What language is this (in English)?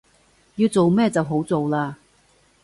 Cantonese